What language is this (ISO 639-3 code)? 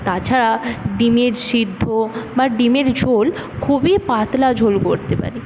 ben